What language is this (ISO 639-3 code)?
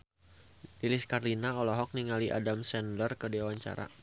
sun